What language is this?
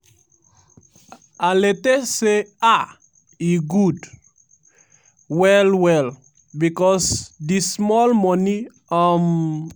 Nigerian Pidgin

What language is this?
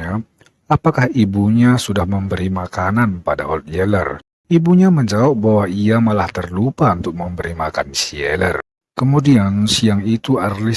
Indonesian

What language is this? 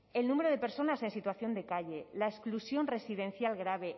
Spanish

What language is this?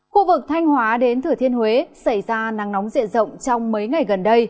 Vietnamese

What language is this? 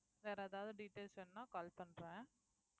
Tamil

